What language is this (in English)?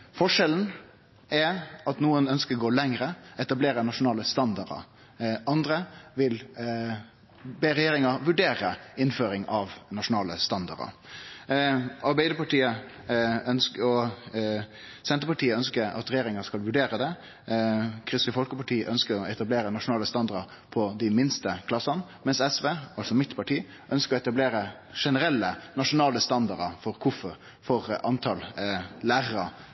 Norwegian Nynorsk